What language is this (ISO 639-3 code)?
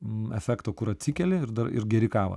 lit